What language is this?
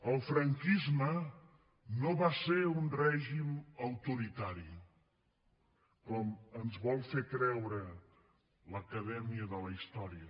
Catalan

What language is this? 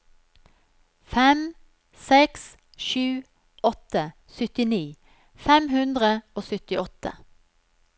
Norwegian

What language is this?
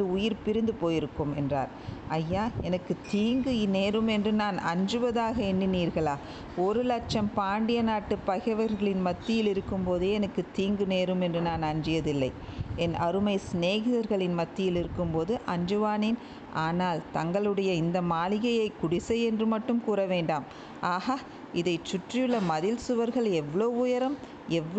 Tamil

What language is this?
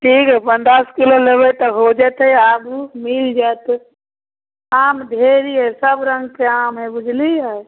Maithili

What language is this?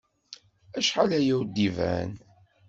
Kabyle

